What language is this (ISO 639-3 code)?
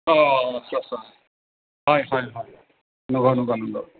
brx